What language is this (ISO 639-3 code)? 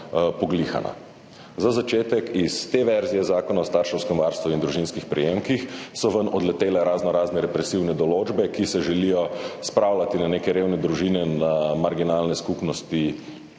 slv